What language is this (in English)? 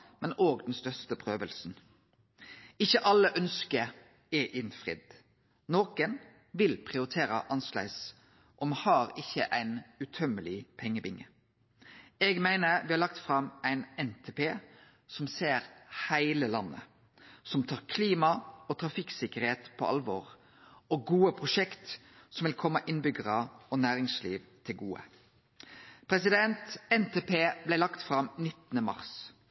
Norwegian Nynorsk